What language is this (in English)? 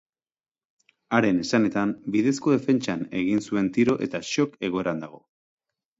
Basque